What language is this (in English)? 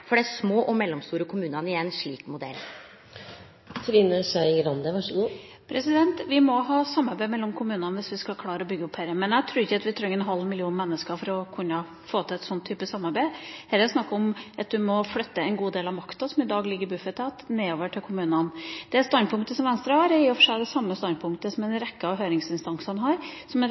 Norwegian